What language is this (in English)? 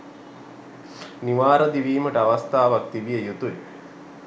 Sinhala